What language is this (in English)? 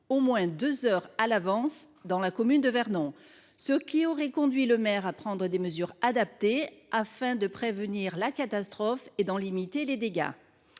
French